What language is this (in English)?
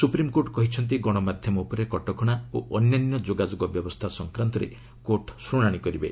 Odia